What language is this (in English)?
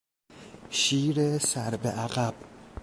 Persian